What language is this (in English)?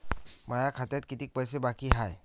Marathi